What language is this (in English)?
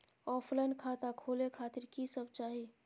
Maithili